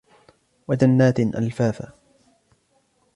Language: Arabic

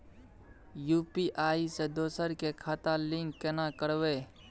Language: Maithili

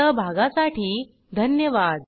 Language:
Marathi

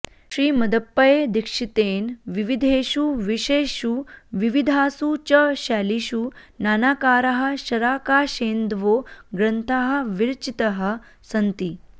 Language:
Sanskrit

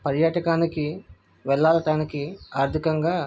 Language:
Telugu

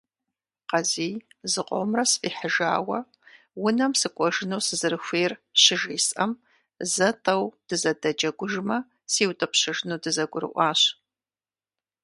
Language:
Kabardian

